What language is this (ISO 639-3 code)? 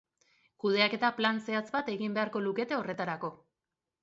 eus